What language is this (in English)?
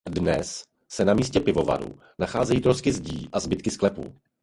Czech